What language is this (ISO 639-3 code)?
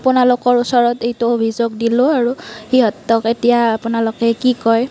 asm